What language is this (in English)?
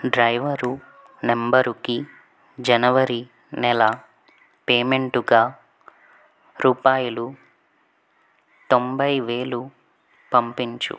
Telugu